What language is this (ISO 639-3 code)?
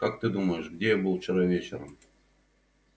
rus